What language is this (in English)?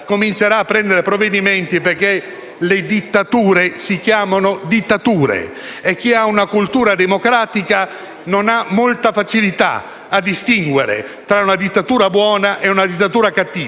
Italian